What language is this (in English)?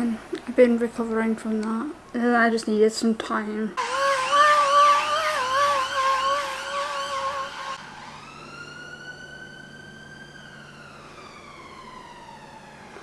English